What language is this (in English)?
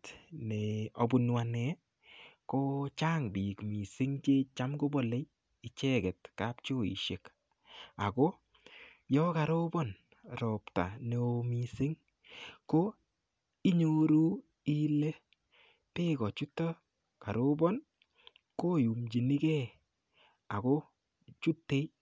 Kalenjin